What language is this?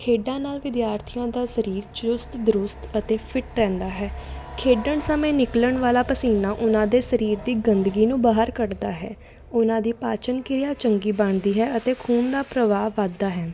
Punjabi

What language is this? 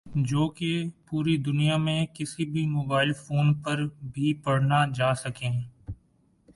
Urdu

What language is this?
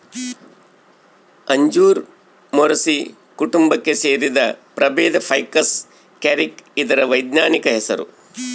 Kannada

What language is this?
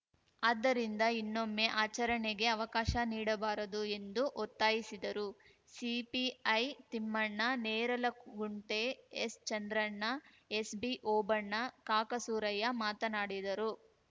Kannada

